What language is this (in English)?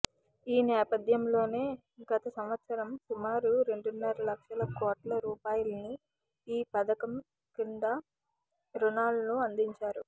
Telugu